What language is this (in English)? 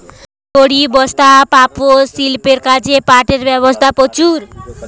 Bangla